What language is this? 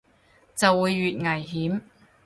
Cantonese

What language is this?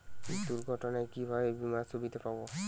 Bangla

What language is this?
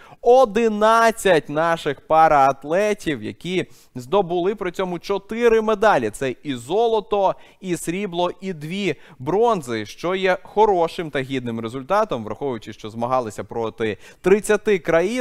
Ukrainian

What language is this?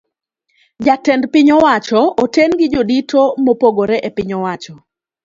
Luo (Kenya and Tanzania)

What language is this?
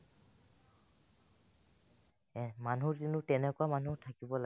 Assamese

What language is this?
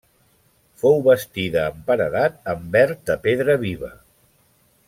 Catalan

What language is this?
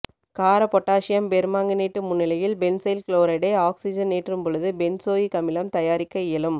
Tamil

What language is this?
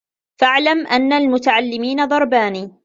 Arabic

